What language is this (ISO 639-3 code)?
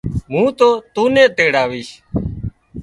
kxp